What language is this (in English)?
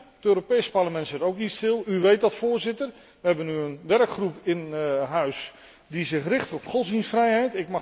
Dutch